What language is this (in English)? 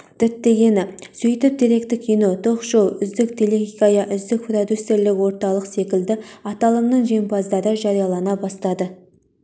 Kazakh